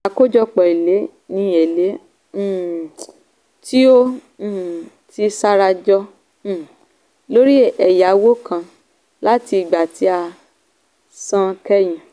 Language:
Yoruba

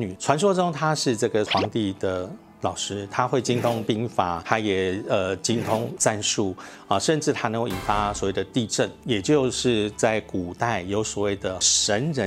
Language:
Chinese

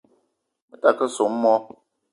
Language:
Eton (Cameroon)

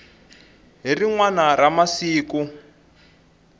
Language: Tsonga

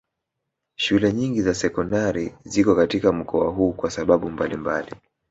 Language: Swahili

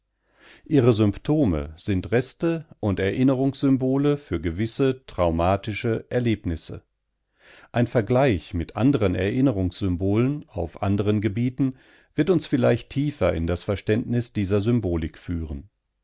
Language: German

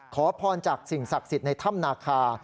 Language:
Thai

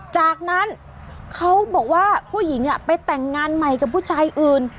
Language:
Thai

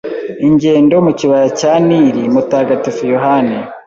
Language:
Kinyarwanda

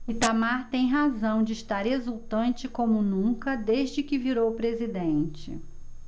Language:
Portuguese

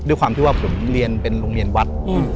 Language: Thai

